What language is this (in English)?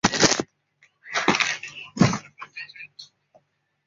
Chinese